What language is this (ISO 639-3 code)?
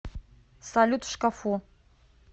rus